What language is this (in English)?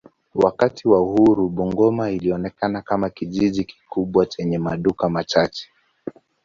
Swahili